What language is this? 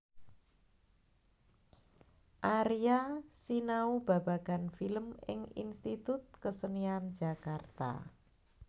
Javanese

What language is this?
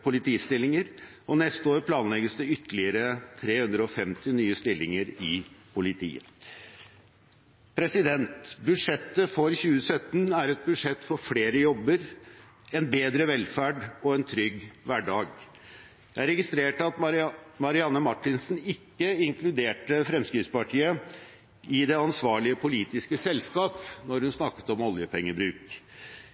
Norwegian Bokmål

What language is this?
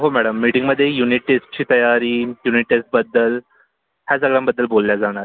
Marathi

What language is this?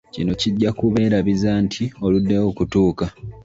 Ganda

